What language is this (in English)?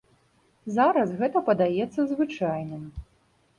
Belarusian